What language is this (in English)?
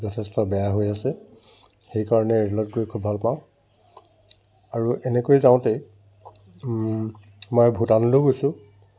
Assamese